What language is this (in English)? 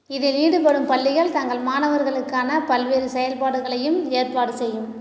Tamil